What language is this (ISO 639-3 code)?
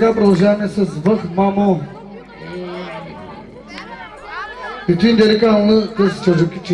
ara